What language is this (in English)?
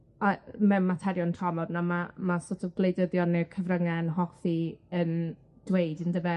Welsh